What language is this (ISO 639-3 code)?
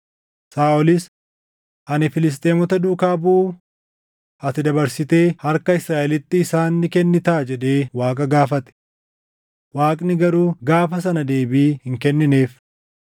orm